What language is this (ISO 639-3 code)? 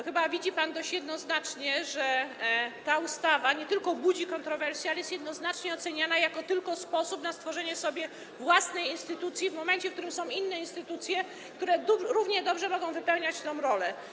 pol